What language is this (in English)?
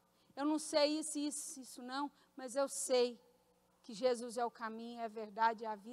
Portuguese